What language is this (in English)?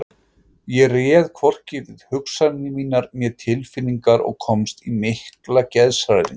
Icelandic